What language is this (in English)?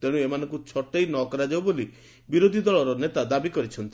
Odia